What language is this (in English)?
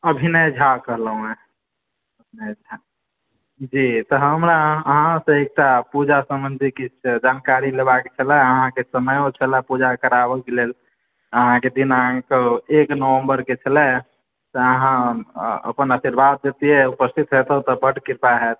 Maithili